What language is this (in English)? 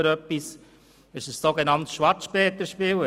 Swiss German